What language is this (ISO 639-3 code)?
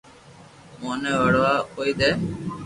lrk